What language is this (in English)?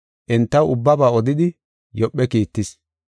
Gofa